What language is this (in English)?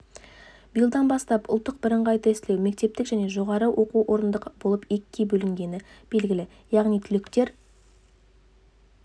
Kazakh